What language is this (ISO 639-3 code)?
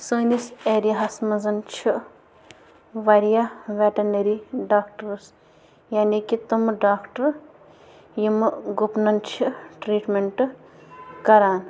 kas